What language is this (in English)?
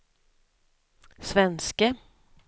Swedish